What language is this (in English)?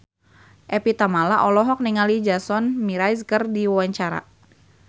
Sundanese